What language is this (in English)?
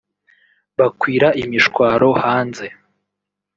Kinyarwanda